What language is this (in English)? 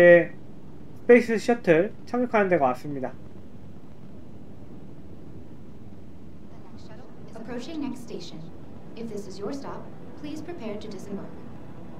Korean